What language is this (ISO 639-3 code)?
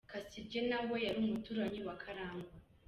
kin